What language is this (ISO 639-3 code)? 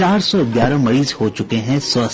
hin